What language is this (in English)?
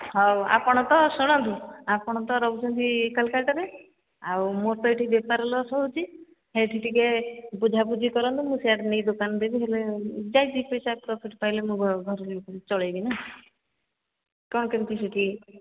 Odia